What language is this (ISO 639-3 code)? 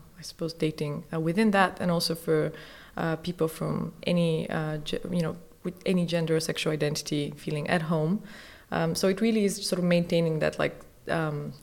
eng